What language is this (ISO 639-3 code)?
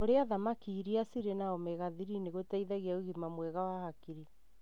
kik